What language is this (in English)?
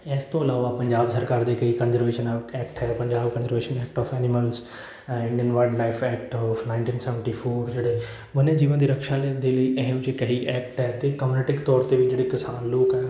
Punjabi